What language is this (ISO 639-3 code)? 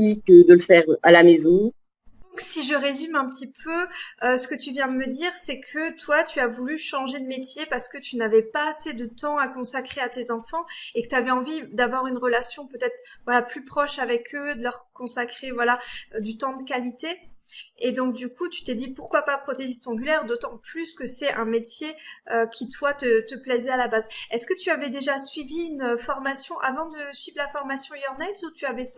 fra